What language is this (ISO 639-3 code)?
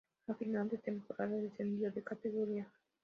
spa